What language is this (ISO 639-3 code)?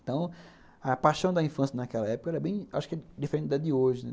por